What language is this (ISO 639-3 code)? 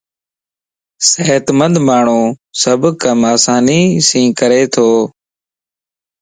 lss